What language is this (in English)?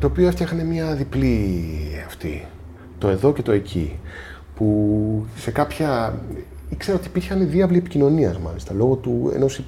Greek